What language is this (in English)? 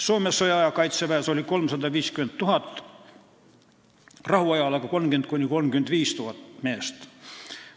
Estonian